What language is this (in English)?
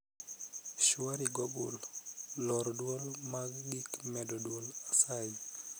Luo (Kenya and Tanzania)